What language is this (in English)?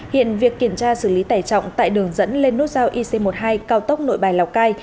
Vietnamese